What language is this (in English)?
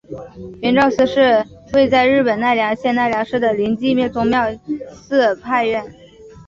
Chinese